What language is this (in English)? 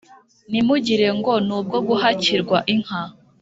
Kinyarwanda